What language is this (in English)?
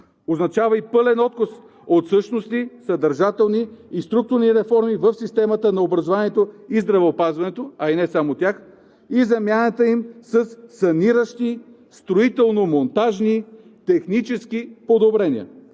Bulgarian